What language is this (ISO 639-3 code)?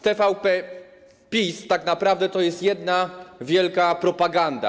pol